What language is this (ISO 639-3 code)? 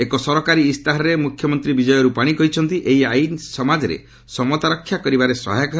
ori